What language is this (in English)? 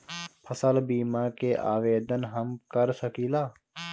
Bhojpuri